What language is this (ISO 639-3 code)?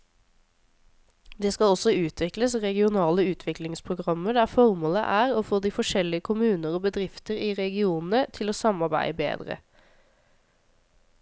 nor